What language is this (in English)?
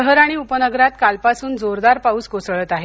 Marathi